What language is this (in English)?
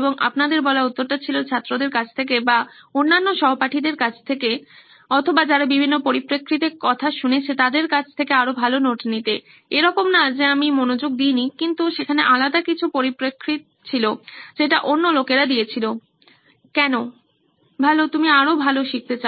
Bangla